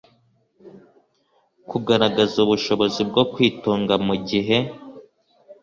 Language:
Kinyarwanda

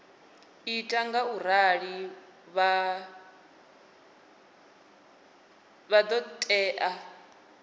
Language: Venda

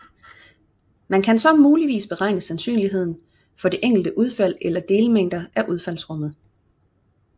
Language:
Danish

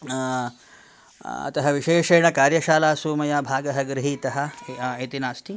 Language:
Sanskrit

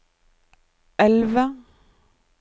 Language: Norwegian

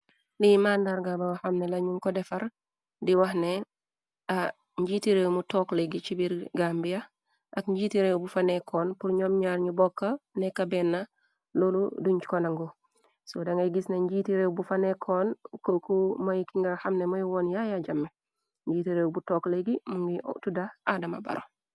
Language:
Wolof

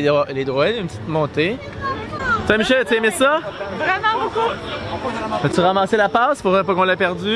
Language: French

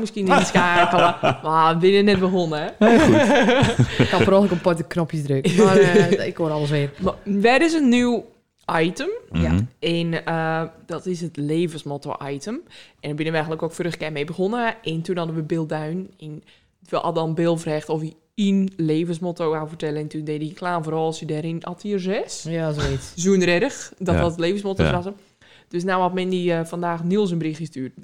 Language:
Dutch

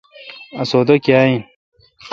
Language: Kalkoti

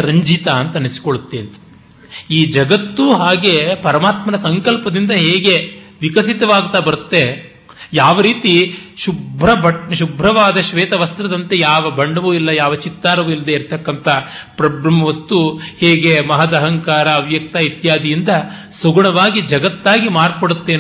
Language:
Kannada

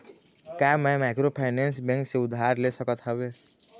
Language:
Chhattisgarhi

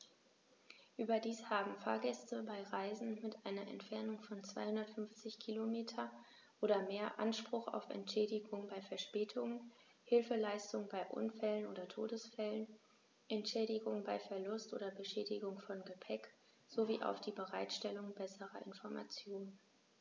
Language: German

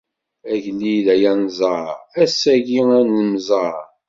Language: Kabyle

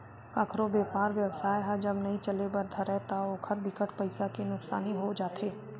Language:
Chhattisgarhi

